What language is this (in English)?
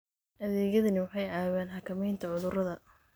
Somali